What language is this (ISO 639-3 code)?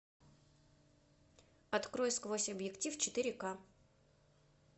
rus